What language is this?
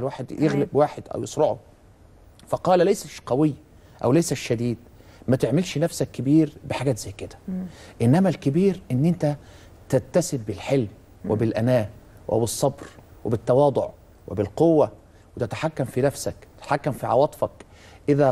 Arabic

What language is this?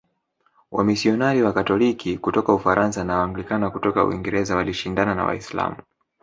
Swahili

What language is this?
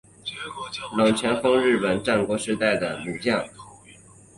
Chinese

